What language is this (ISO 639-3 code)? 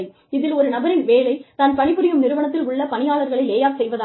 tam